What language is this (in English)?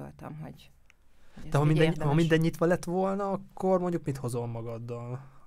Hungarian